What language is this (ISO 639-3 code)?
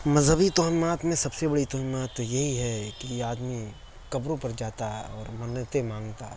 urd